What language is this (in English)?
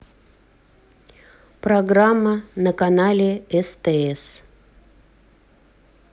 Russian